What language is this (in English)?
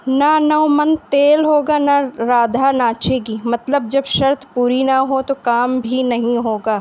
Urdu